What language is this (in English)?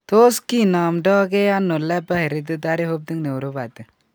Kalenjin